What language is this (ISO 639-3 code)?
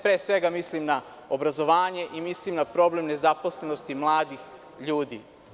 srp